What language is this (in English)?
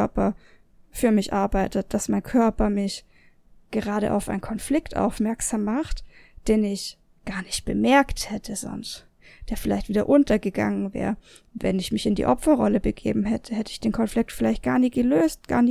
German